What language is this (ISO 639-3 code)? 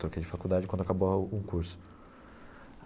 por